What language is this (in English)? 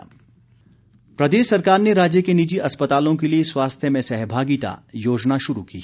Hindi